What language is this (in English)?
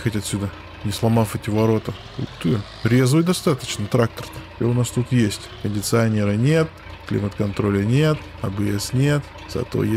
Russian